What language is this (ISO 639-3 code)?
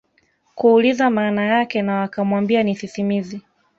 swa